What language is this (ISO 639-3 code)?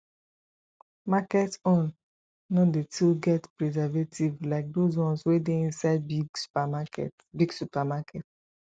pcm